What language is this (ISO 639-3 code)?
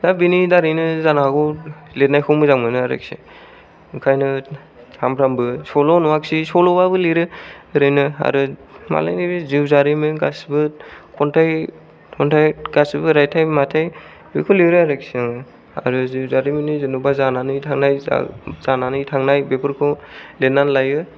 brx